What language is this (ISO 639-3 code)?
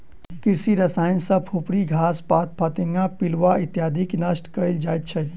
mai